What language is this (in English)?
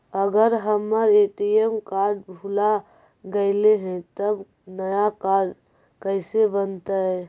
Magahi